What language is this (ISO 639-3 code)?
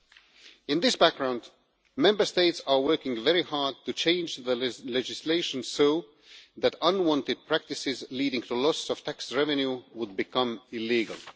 eng